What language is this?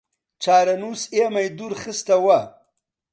Central Kurdish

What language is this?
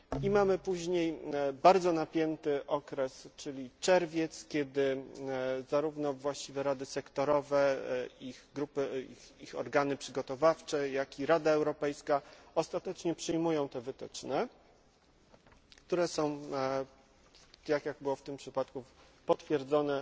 Polish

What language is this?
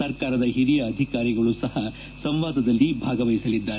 Kannada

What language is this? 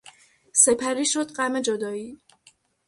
Persian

